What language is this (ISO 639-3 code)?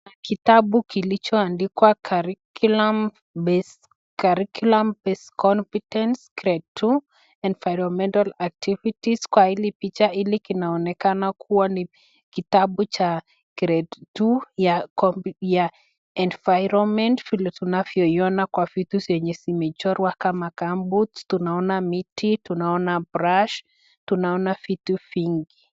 swa